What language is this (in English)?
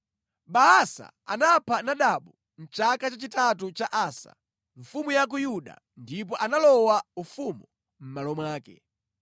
Nyanja